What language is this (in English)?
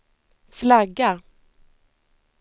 Swedish